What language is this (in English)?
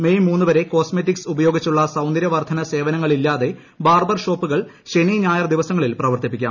Malayalam